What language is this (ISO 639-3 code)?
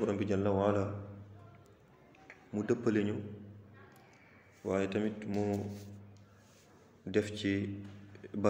ara